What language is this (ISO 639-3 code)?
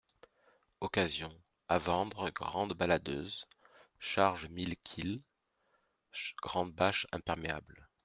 fra